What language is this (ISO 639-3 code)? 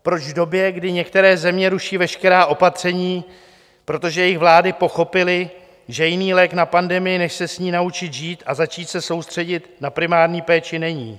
ces